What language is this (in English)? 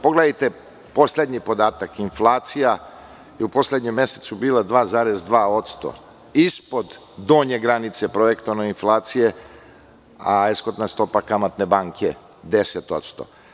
Serbian